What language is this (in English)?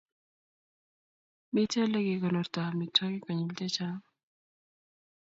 Kalenjin